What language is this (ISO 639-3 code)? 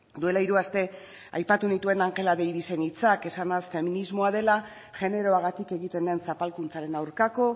eus